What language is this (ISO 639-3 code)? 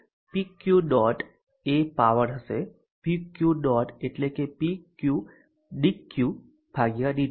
guj